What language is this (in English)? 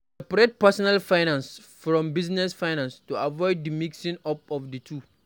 Nigerian Pidgin